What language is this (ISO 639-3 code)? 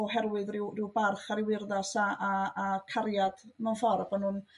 cym